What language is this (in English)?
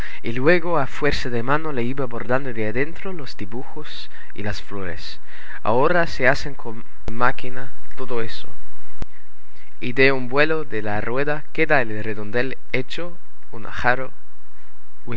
Spanish